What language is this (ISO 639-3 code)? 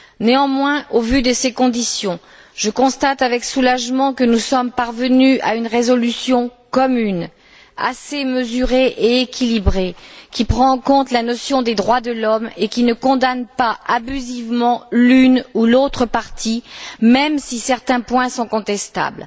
fra